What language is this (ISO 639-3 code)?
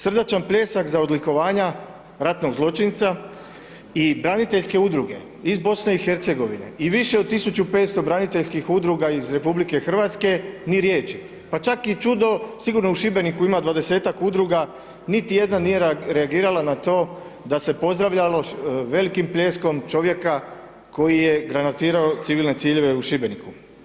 hrv